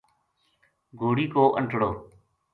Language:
Gujari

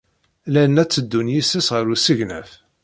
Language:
Kabyle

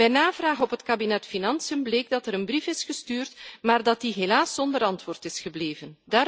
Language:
Dutch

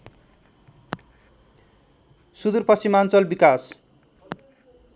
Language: Nepali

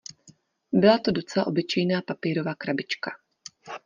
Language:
Czech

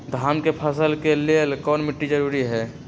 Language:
Magahi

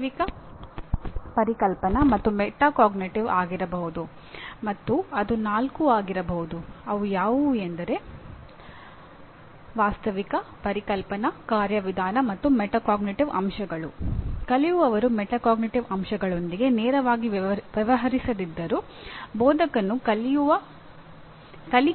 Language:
Kannada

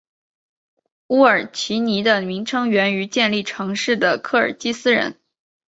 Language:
Chinese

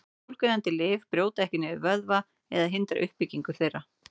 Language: Icelandic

